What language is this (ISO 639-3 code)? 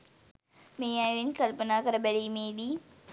sin